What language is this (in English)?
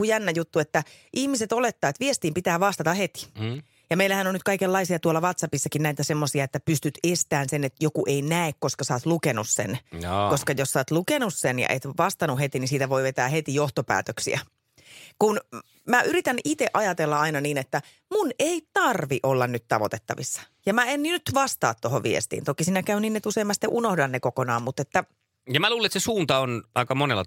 Finnish